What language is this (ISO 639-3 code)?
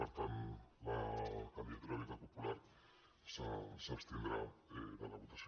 cat